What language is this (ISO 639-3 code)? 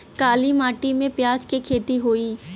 bho